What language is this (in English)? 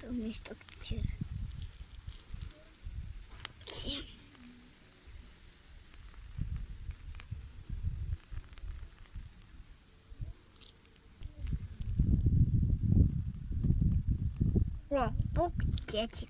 Russian